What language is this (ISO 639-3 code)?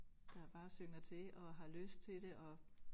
dan